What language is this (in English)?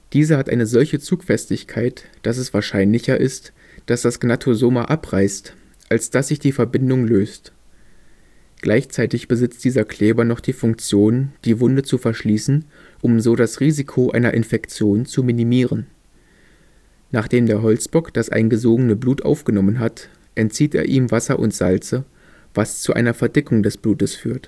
German